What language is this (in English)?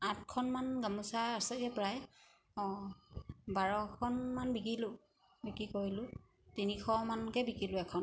Assamese